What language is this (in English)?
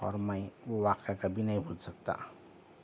Urdu